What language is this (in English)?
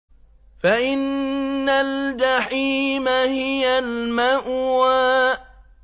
Arabic